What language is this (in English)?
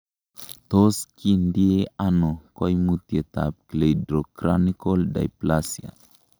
Kalenjin